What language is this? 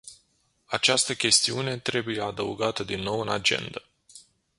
Romanian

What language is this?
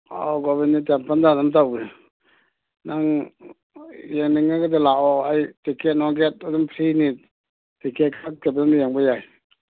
Manipuri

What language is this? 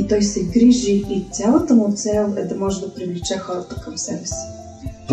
Bulgarian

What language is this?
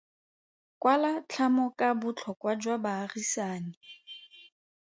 Tswana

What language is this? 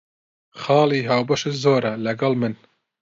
Central Kurdish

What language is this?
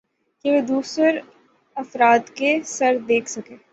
Urdu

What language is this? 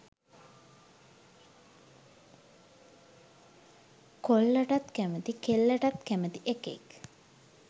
Sinhala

